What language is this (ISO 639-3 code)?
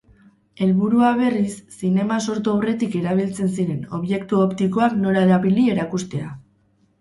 eus